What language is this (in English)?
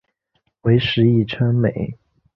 Chinese